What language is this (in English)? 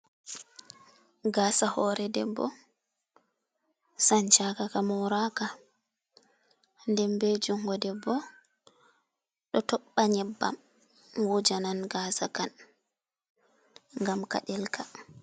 Fula